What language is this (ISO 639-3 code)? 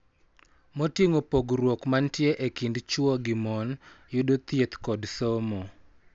luo